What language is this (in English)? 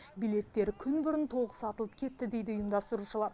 Kazakh